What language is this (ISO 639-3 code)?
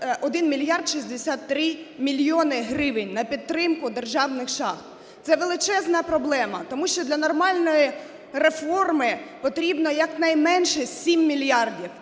ukr